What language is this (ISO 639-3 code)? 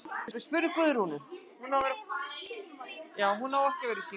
isl